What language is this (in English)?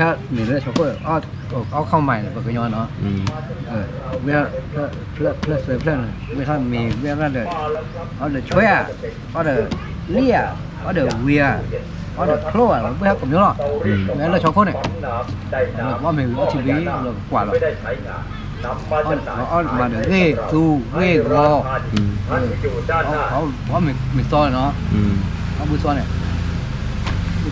Thai